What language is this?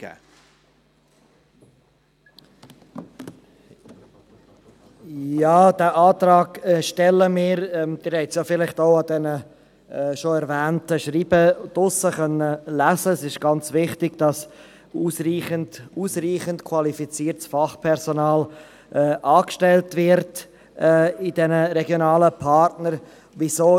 Swiss German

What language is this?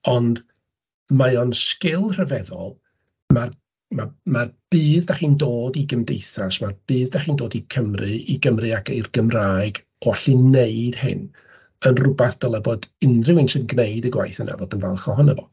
Welsh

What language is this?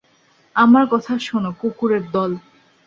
Bangla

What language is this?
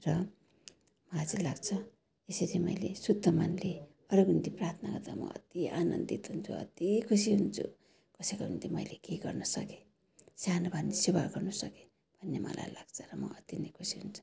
Nepali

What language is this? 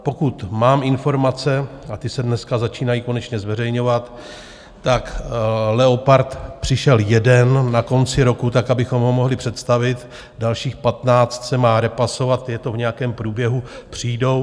Czech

